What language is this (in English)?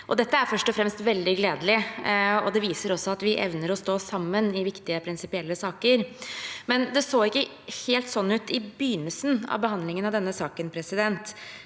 Norwegian